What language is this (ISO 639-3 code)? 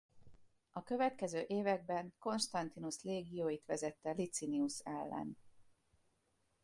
hun